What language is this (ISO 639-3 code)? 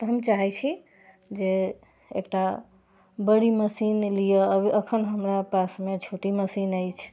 mai